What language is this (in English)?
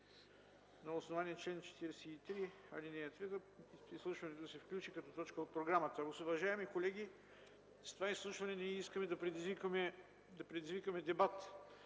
Bulgarian